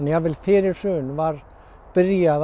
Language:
Icelandic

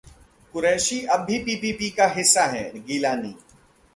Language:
Hindi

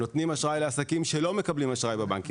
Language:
Hebrew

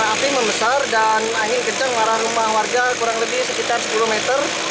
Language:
Indonesian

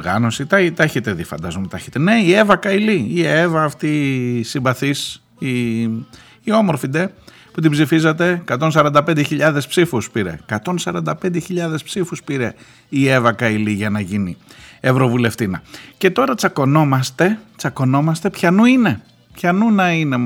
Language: Greek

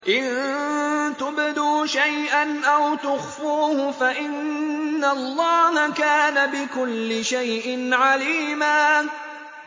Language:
Arabic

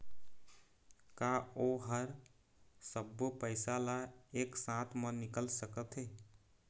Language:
Chhattisgarhi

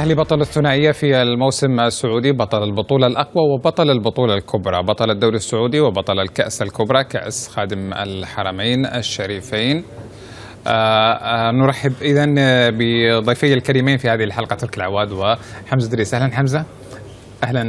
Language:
Arabic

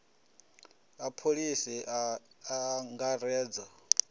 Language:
Venda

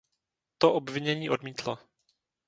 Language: Czech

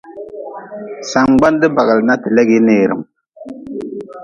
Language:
Nawdm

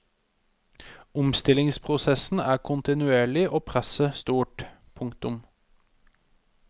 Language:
Norwegian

